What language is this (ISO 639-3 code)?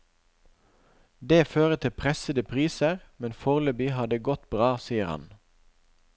nor